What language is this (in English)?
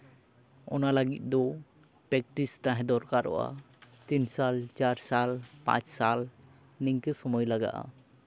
Santali